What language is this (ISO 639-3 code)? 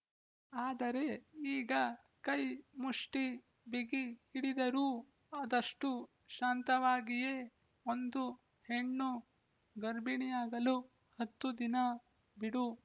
kan